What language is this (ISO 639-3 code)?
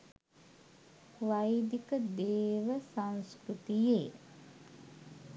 sin